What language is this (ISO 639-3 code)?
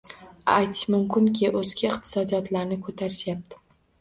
uzb